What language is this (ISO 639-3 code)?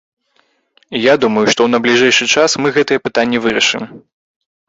bel